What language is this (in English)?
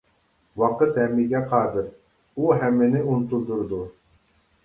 Uyghur